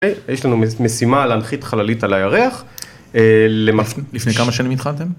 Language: Hebrew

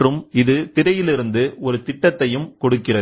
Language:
Tamil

